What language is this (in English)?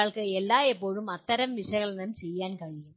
Malayalam